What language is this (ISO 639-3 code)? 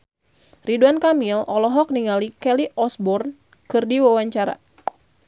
sun